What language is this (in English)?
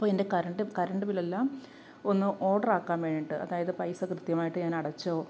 Malayalam